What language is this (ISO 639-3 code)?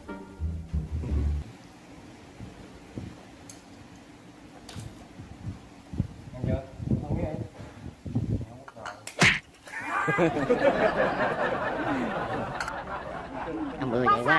vie